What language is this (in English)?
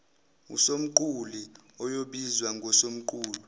Zulu